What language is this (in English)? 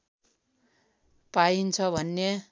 Nepali